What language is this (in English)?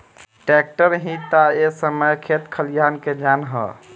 Bhojpuri